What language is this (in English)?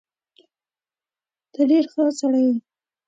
Pashto